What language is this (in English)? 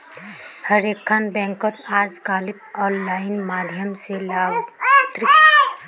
Magahi